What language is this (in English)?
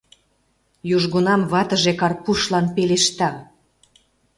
Mari